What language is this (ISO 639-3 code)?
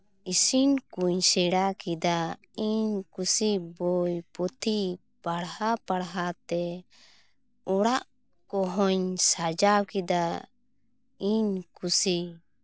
sat